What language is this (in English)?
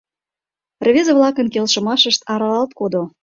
Mari